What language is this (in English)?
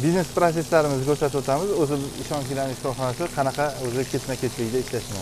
Turkish